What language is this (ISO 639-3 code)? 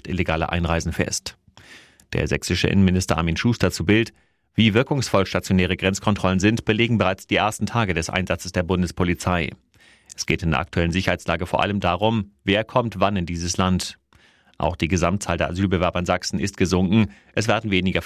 deu